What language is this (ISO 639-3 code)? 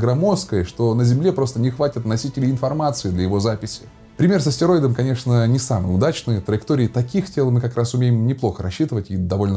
rus